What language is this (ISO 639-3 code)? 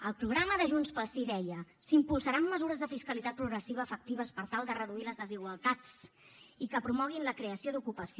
cat